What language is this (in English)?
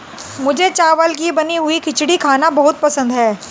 Hindi